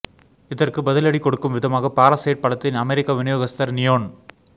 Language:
Tamil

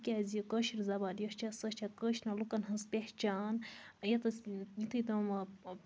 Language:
Kashmiri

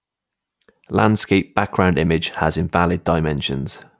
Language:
English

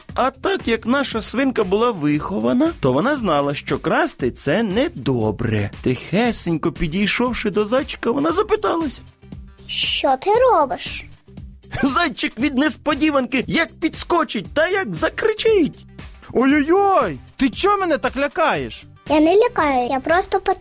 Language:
Ukrainian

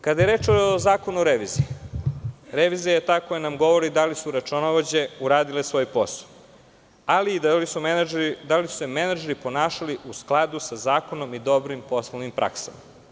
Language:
Serbian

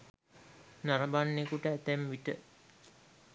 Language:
Sinhala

